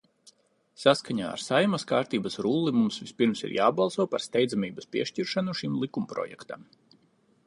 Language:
Latvian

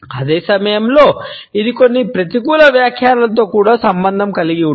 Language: Telugu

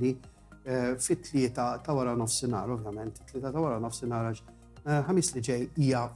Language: Italian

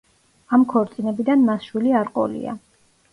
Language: Georgian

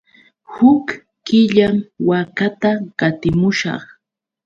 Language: Yauyos Quechua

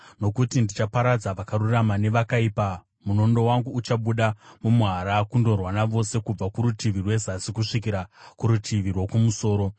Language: Shona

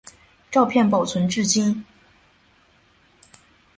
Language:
Chinese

